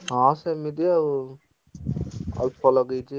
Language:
Odia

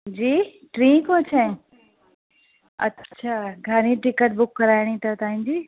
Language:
Sindhi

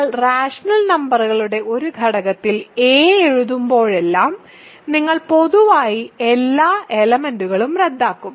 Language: Malayalam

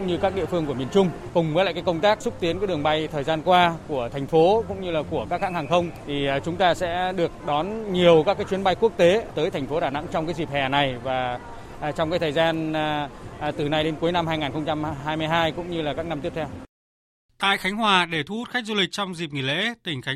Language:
Vietnamese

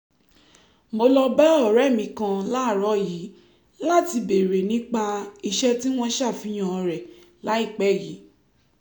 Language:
Yoruba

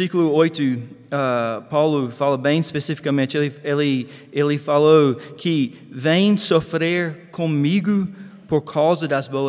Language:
Portuguese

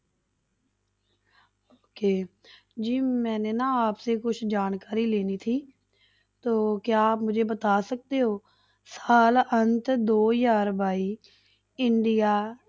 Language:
Punjabi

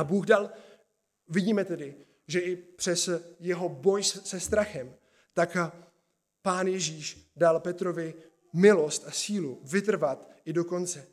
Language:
Czech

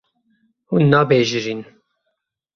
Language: Kurdish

